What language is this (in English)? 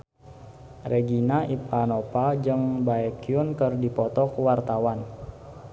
Sundanese